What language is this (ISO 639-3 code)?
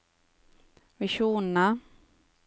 nor